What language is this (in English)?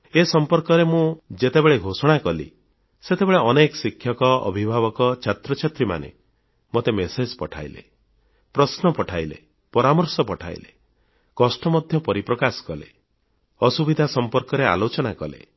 Odia